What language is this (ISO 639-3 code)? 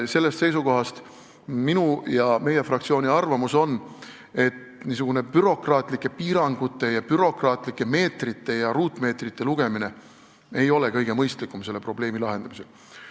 est